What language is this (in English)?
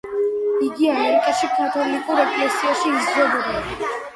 Georgian